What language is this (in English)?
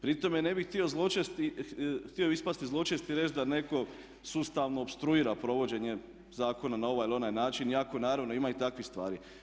Croatian